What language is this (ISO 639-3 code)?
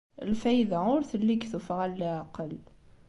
kab